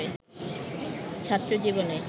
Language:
Bangla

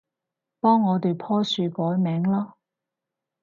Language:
Cantonese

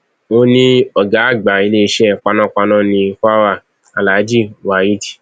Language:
Yoruba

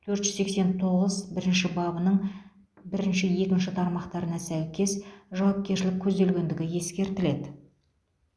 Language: Kazakh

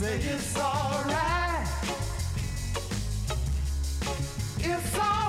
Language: English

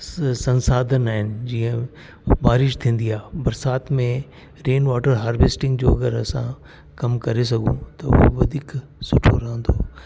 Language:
Sindhi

